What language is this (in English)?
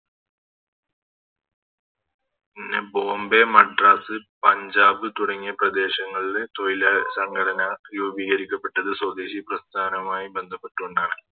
Malayalam